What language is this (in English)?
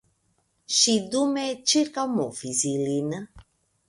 Esperanto